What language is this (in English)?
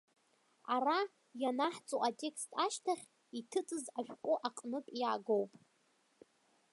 Abkhazian